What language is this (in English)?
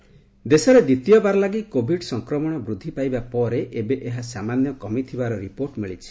Odia